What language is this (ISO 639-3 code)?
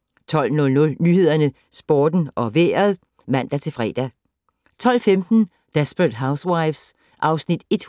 dan